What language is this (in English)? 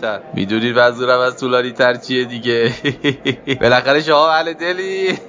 Persian